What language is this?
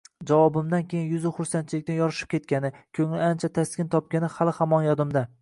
Uzbek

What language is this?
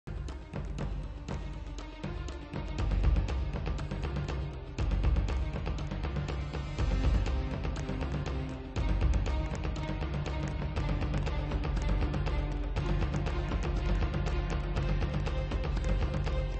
English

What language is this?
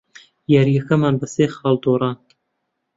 Central Kurdish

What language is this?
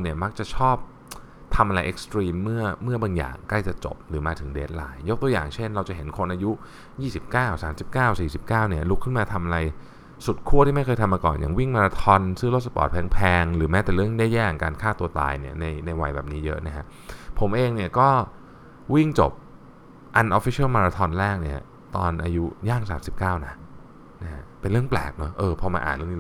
Thai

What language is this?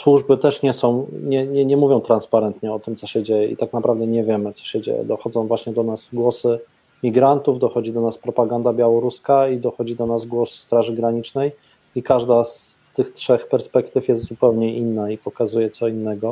Polish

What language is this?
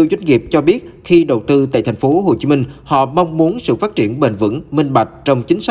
Vietnamese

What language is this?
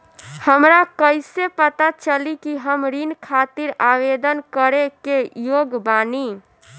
Bhojpuri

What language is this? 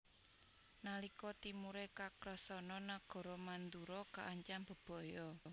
Javanese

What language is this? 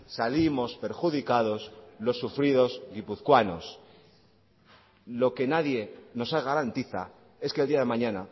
Spanish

